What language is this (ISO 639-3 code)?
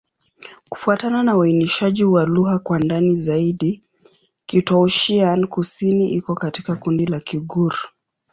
swa